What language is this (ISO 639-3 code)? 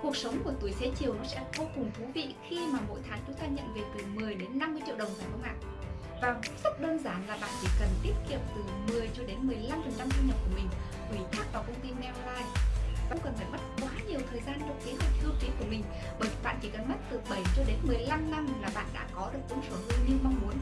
vie